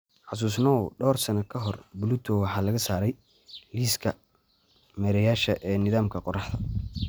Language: Somali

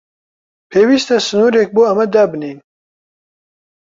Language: Central Kurdish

